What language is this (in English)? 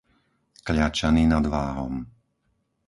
Slovak